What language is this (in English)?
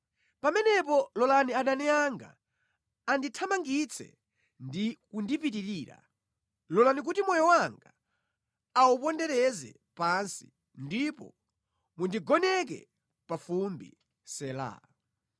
Nyanja